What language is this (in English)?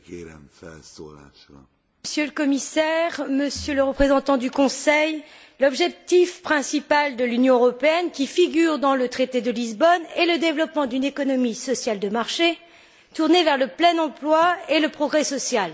French